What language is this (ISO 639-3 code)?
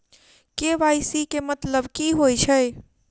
mai